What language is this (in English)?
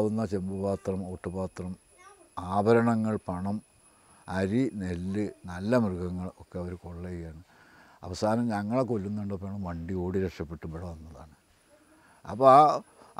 Malayalam